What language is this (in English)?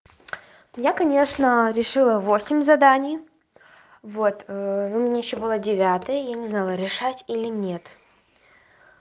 Russian